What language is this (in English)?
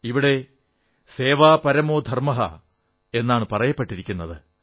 Malayalam